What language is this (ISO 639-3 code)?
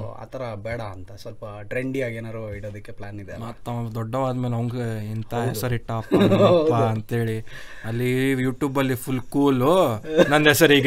kan